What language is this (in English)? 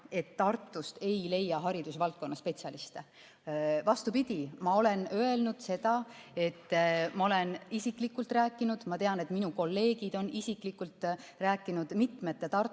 Estonian